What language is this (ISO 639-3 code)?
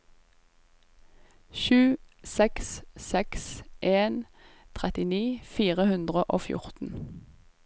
nor